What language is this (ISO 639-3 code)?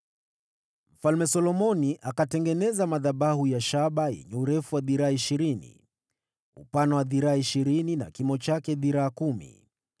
swa